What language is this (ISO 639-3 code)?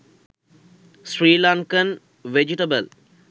sin